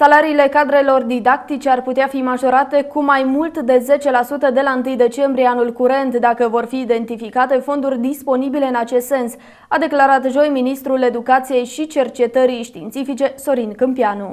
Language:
Romanian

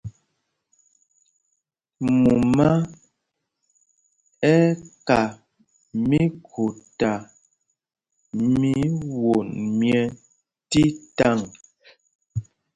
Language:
Mpumpong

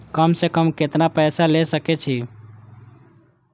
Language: Maithili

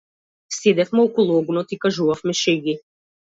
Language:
Macedonian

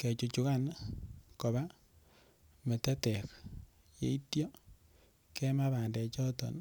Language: Kalenjin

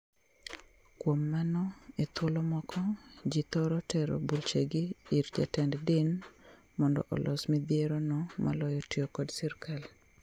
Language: Luo (Kenya and Tanzania)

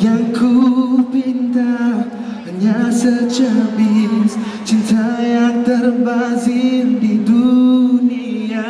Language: Indonesian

